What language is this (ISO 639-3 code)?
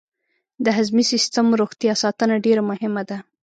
pus